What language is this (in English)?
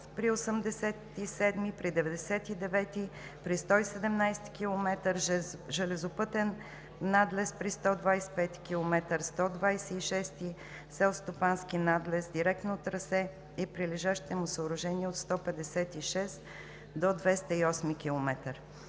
Bulgarian